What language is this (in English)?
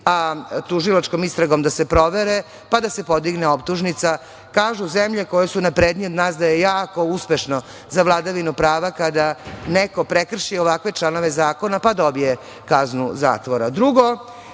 Serbian